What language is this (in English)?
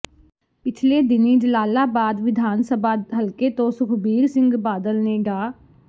Punjabi